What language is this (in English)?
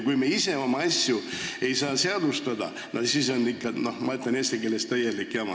Estonian